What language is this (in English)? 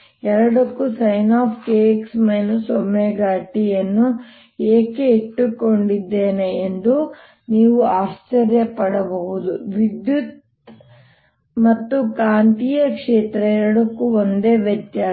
Kannada